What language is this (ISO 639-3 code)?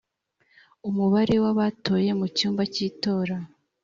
kin